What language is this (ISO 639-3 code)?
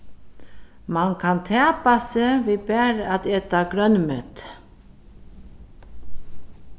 fao